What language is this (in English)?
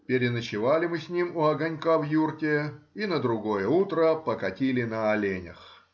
Russian